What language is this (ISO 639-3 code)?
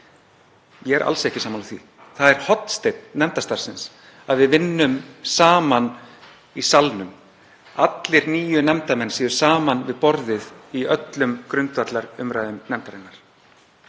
isl